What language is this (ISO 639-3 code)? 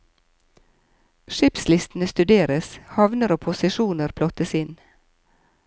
nor